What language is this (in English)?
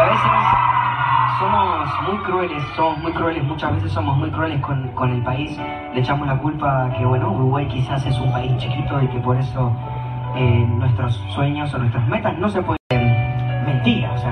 Spanish